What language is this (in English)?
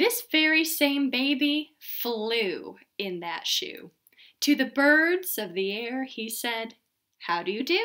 English